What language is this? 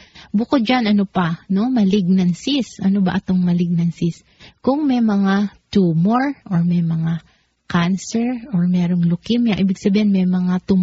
Filipino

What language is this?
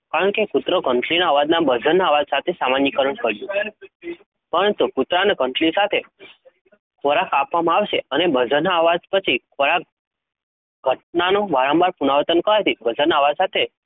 Gujarati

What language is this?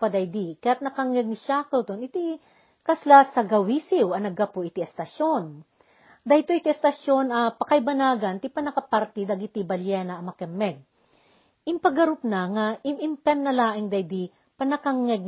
Filipino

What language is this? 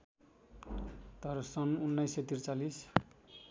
Nepali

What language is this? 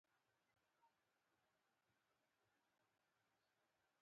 Pashto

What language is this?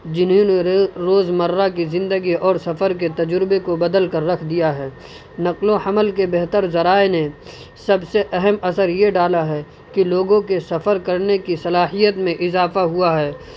Urdu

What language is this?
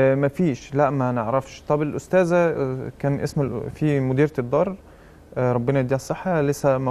Arabic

